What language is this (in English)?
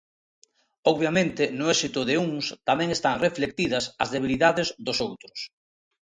Galician